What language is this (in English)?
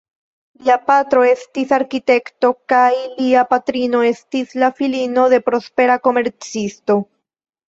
Esperanto